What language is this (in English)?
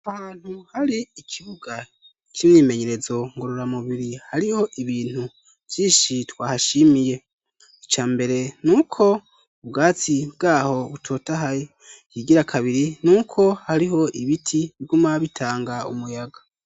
Rundi